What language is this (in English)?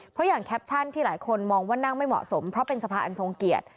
Thai